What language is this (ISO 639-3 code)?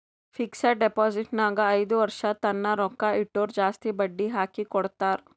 kan